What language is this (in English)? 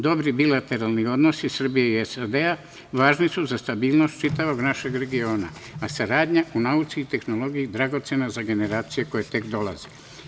Serbian